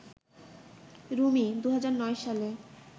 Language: Bangla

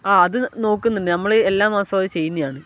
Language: Malayalam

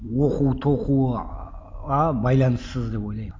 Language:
Kazakh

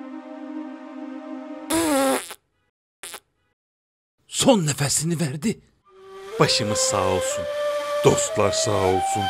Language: Turkish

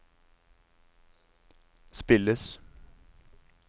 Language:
Norwegian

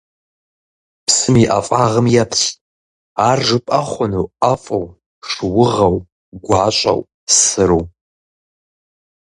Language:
Kabardian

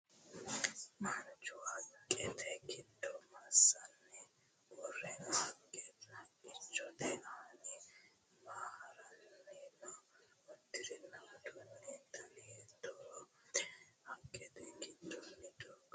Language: Sidamo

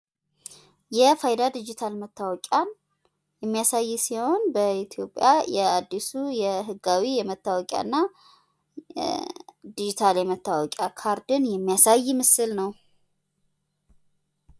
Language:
Amharic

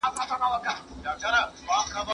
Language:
Pashto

